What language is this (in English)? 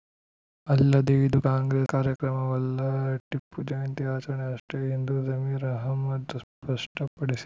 Kannada